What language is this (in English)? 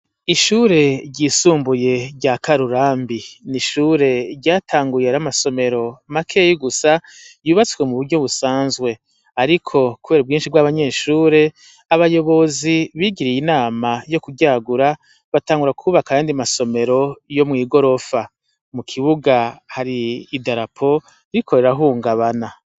Rundi